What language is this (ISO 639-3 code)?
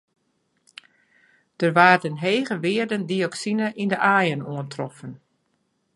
fry